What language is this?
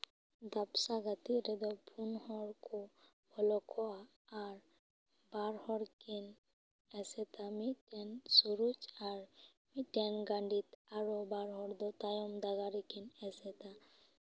Santali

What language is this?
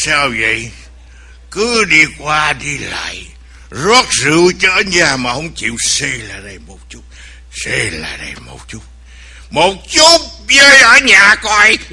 Vietnamese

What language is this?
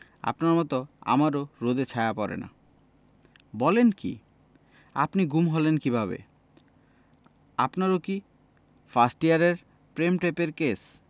Bangla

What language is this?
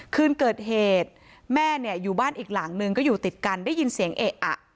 Thai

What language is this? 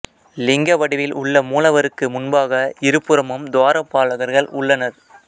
Tamil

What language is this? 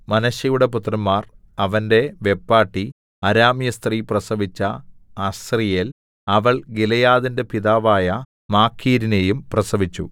Malayalam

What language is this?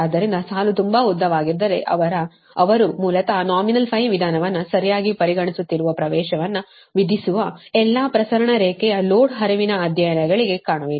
Kannada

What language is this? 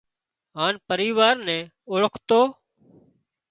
Wadiyara Koli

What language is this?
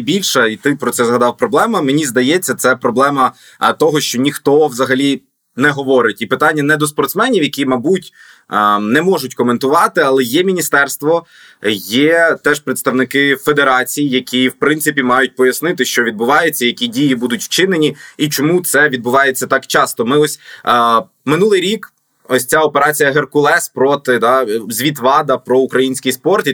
Ukrainian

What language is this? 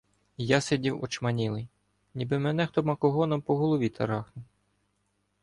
Ukrainian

